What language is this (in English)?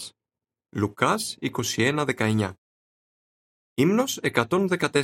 Greek